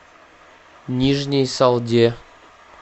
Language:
Russian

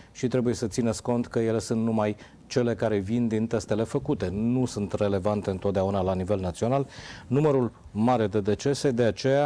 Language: Romanian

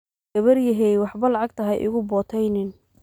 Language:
Somali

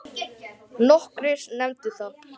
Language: Icelandic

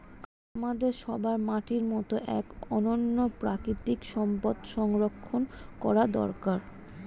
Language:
Bangla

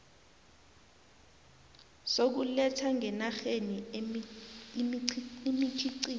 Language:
South Ndebele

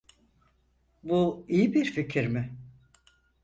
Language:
Turkish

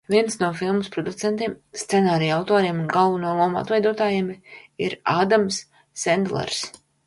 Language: Latvian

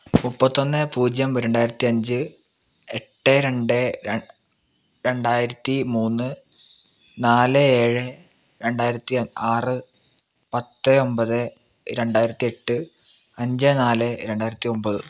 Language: Malayalam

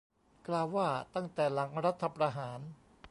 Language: Thai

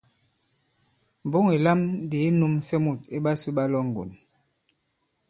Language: Bankon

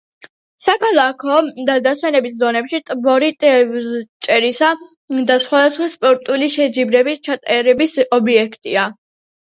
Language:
Georgian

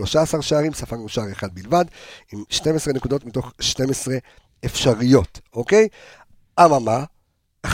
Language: Hebrew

